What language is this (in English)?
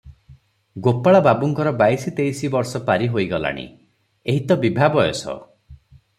Odia